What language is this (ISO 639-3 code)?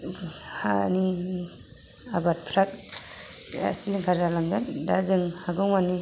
brx